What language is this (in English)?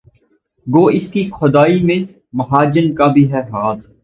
Urdu